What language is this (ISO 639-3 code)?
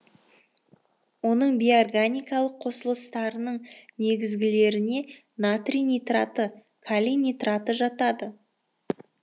kaz